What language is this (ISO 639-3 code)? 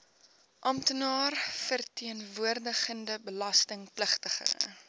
afr